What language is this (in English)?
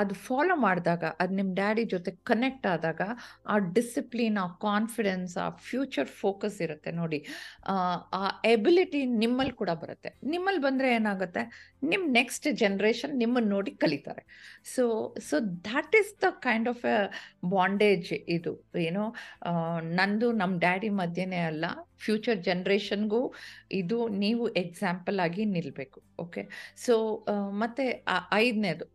Kannada